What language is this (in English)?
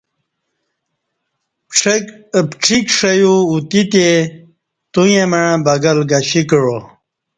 Kati